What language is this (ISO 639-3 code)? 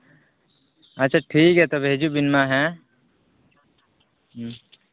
sat